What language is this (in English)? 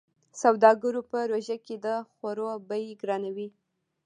Pashto